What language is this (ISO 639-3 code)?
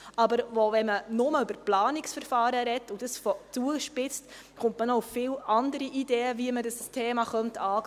gsw